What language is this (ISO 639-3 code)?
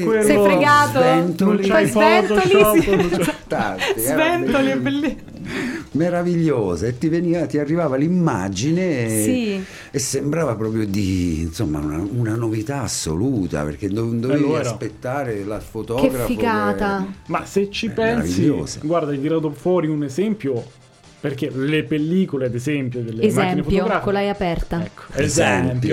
ita